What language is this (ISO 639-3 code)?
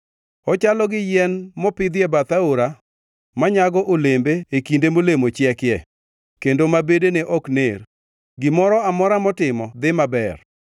luo